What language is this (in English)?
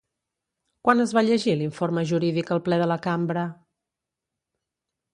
Catalan